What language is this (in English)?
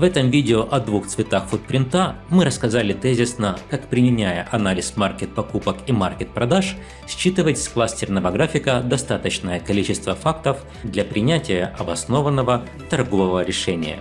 Russian